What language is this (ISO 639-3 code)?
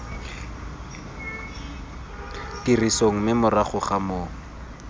tsn